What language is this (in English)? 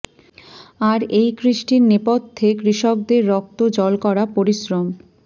Bangla